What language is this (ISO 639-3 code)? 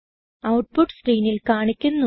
mal